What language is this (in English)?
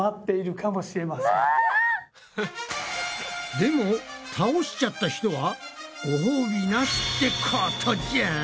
Japanese